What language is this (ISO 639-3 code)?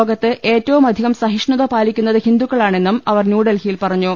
mal